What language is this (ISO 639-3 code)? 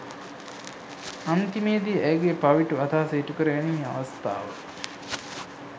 sin